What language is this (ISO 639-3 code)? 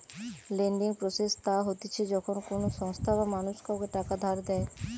ben